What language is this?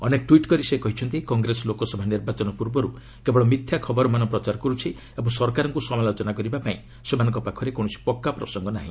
Odia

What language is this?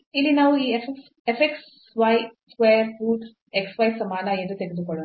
Kannada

